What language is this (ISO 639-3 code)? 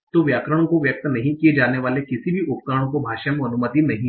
hin